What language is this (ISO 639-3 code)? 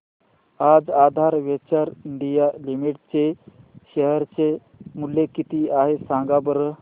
mar